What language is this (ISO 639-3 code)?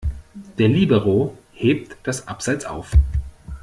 deu